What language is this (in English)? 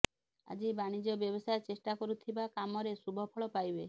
Odia